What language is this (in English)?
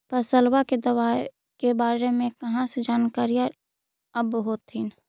Magahi